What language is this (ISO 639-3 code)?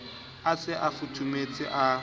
sot